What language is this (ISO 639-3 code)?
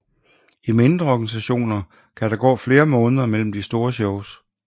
dan